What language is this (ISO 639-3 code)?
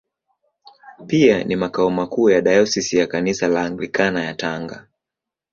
swa